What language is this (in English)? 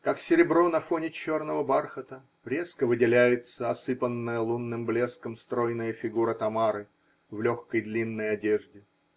Russian